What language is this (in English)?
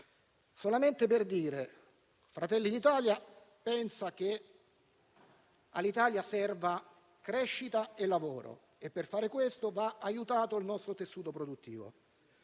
Italian